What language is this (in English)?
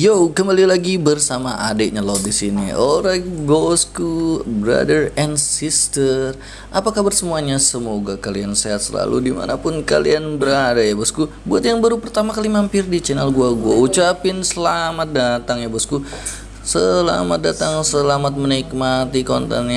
Indonesian